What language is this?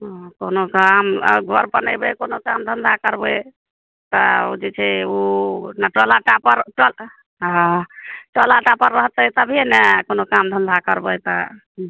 Maithili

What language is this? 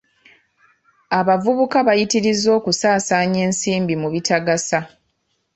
Ganda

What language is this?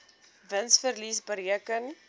Afrikaans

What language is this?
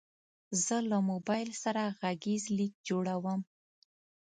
Pashto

